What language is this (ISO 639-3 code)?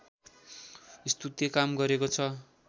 nep